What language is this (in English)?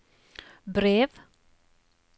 Norwegian